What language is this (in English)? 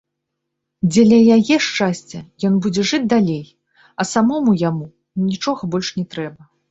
Belarusian